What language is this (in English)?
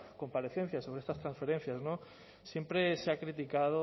Spanish